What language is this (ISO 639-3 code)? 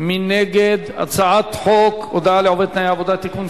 heb